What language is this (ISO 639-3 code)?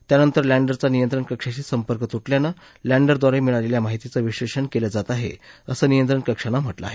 mar